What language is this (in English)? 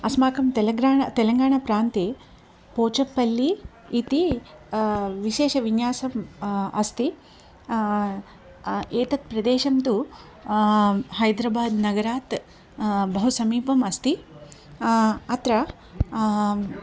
Sanskrit